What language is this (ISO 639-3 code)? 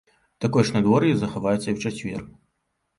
bel